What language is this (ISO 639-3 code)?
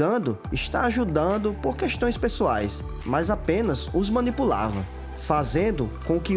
por